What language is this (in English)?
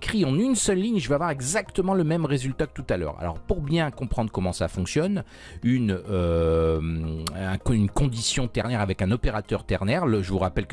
French